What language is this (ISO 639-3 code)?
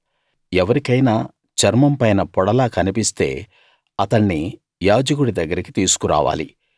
tel